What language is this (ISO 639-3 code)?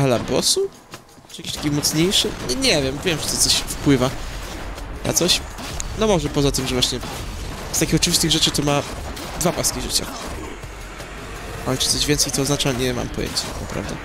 pol